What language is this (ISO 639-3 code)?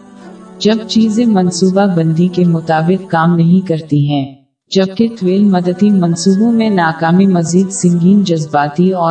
urd